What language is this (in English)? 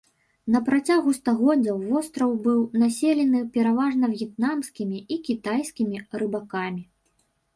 Belarusian